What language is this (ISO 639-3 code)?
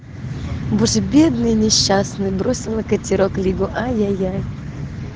rus